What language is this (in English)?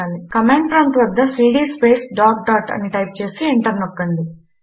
Telugu